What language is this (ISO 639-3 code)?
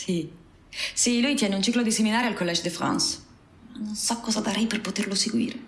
ita